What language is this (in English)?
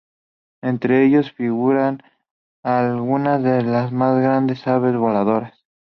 Spanish